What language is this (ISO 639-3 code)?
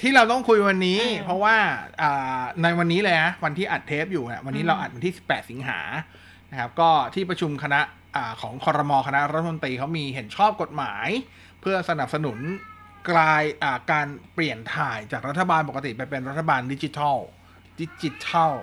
tha